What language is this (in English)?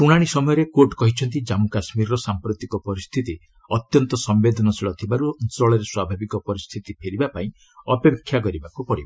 Odia